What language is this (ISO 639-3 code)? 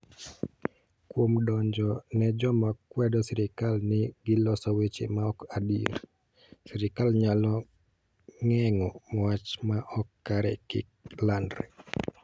luo